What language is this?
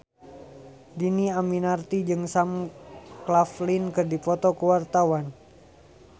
Sundanese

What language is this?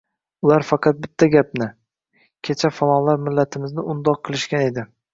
Uzbek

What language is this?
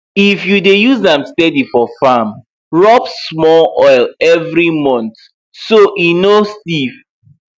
Nigerian Pidgin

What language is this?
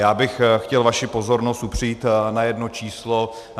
Czech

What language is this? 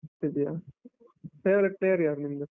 Kannada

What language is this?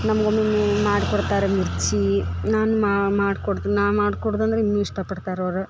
Kannada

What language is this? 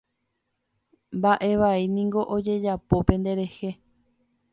Guarani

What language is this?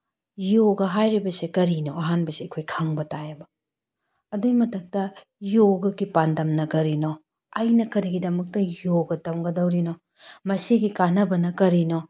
Manipuri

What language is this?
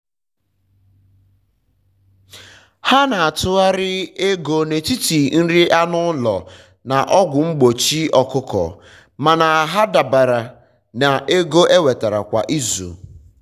Igbo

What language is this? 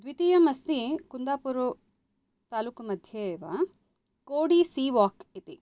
Sanskrit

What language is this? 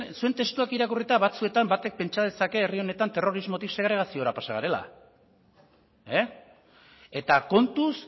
Basque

